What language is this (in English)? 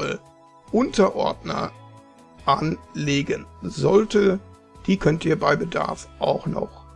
German